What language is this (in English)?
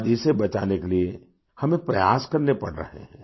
Hindi